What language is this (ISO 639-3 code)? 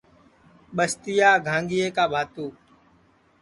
ssi